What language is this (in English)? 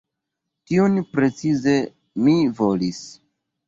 Esperanto